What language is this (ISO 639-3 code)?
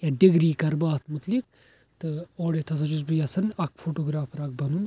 kas